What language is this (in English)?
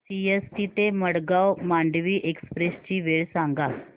Marathi